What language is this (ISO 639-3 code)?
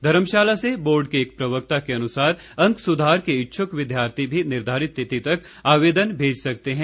hin